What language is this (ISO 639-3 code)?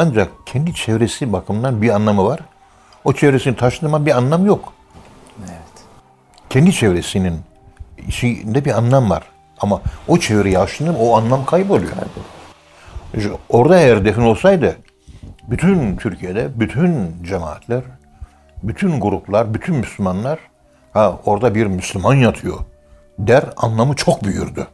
tur